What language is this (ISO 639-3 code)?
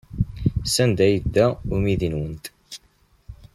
kab